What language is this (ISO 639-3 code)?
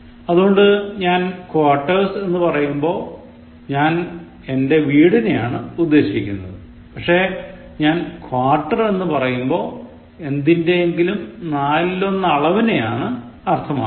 mal